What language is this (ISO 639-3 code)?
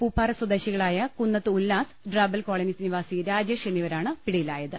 mal